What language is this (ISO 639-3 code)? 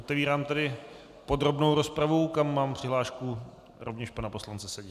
ces